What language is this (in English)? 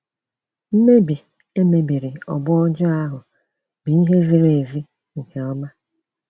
Igbo